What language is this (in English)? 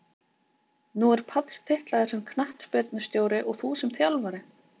Icelandic